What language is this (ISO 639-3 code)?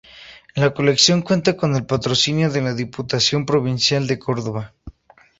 spa